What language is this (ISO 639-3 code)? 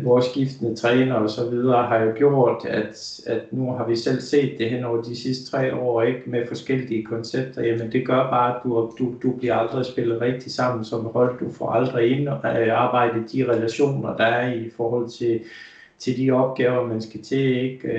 dan